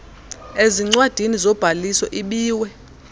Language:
Xhosa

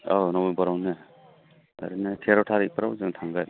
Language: Bodo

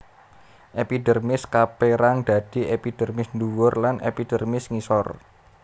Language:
Javanese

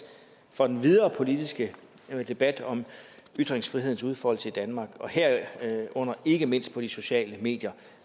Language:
Danish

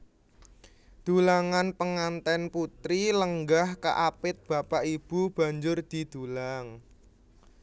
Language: Javanese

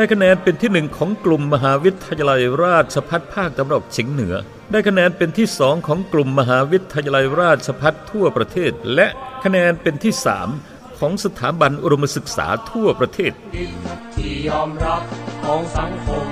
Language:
Thai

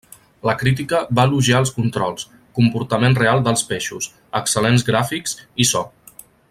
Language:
Catalan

